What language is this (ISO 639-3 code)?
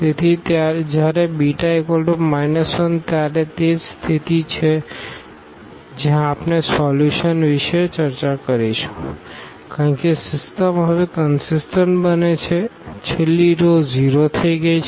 guj